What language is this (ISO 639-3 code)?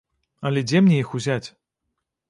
bel